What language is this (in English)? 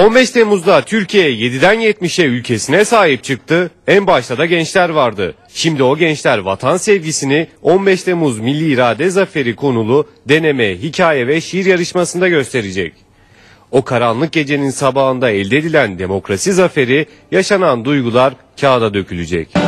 Turkish